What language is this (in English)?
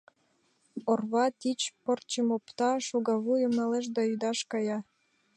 Mari